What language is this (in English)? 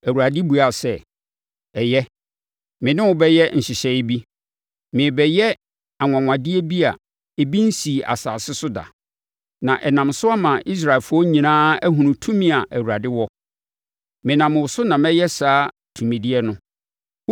Akan